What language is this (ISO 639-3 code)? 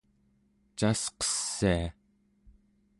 esu